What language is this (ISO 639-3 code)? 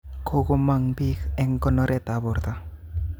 kln